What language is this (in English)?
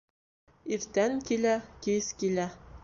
Bashkir